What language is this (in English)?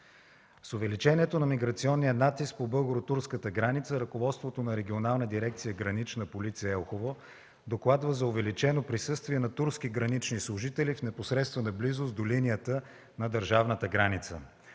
Bulgarian